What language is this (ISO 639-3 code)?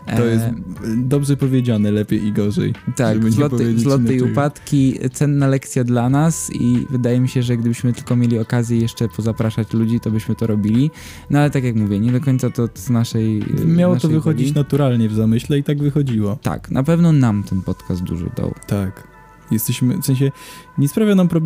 pol